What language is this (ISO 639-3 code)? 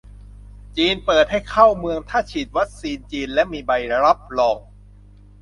tha